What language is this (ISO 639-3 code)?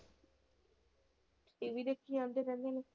pan